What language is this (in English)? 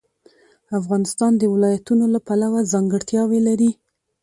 Pashto